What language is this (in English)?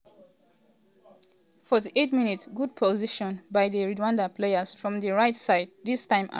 Nigerian Pidgin